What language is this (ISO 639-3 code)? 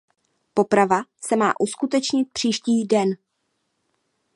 ces